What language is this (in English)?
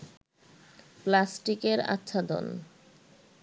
Bangla